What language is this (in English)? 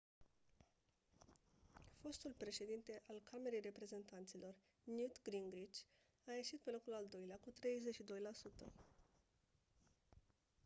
Romanian